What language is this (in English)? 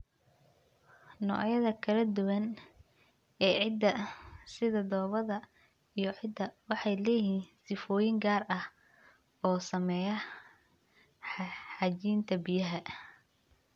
Somali